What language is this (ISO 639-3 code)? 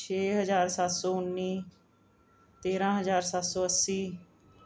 pan